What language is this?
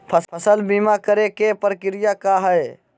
Magahi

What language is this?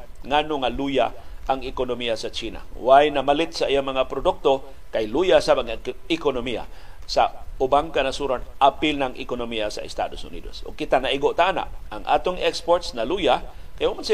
Filipino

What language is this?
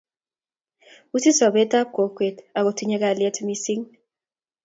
Kalenjin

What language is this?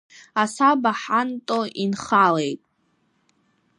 Abkhazian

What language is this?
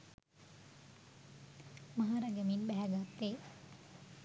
Sinhala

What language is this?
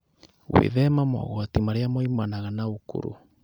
Kikuyu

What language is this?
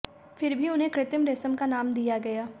Hindi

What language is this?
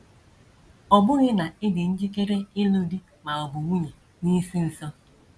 Igbo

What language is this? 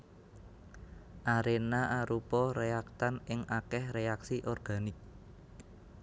Javanese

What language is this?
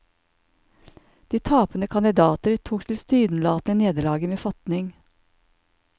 Norwegian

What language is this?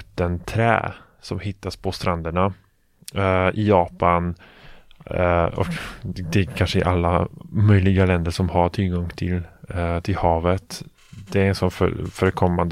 Swedish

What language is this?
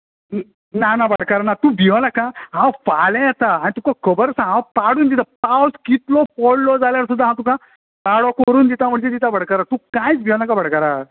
Konkani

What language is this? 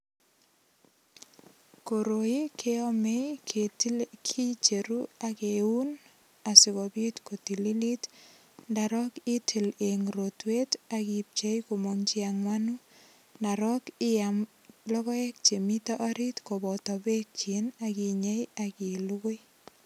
Kalenjin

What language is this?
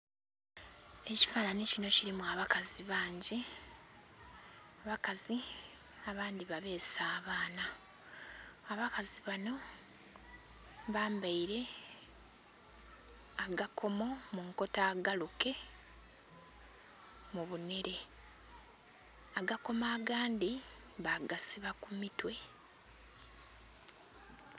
Soga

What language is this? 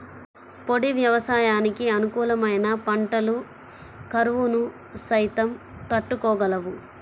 Telugu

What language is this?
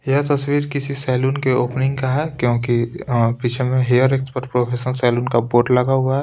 Hindi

